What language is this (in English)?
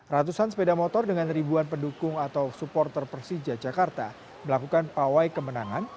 Indonesian